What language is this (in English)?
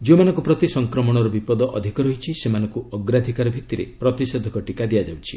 Odia